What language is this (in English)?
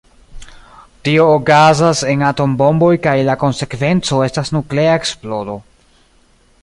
Esperanto